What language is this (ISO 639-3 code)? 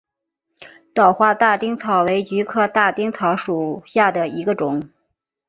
zho